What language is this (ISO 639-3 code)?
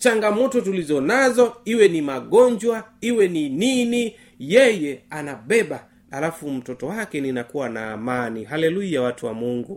swa